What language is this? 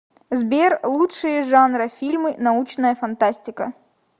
Russian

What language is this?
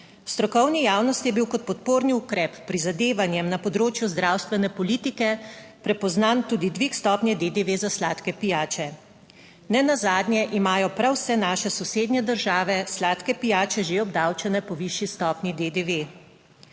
Slovenian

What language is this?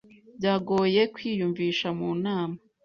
Kinyarwanda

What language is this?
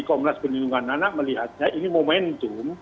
Indonesian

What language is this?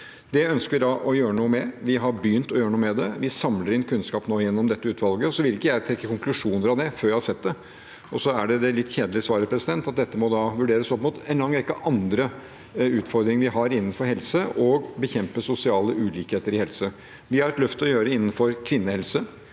Norwegian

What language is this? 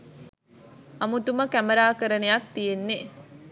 Sinhala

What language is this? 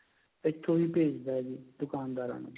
Punjabi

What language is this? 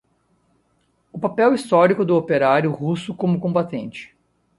Portuguese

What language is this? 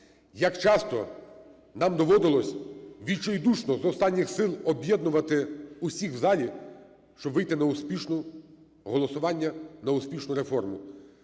Ukrainian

